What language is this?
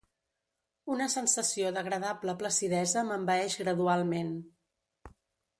Catalan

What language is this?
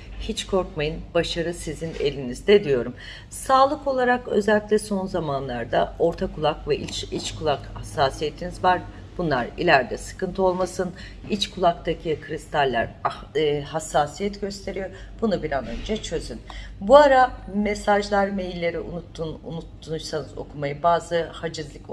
Turkish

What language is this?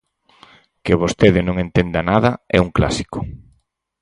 Galician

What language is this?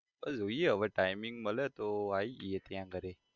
Gujarati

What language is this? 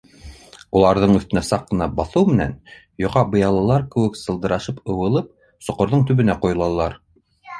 Bashkir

